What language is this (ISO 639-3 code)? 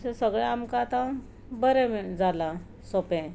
kok